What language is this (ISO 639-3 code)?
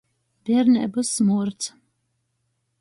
ltg